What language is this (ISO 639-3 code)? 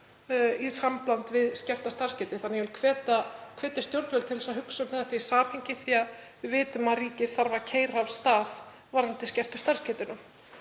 isl